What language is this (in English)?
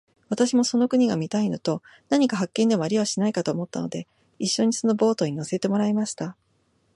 Japanese